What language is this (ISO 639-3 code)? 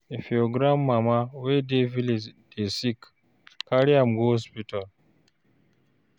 pcm